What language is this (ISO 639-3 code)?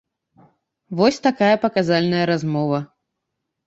bel